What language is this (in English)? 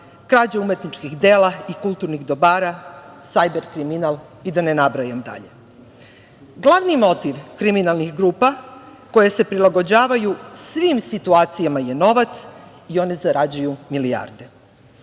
Serbian